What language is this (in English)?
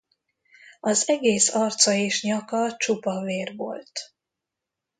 Hungarian